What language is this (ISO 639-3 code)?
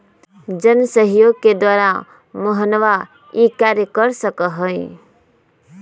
mag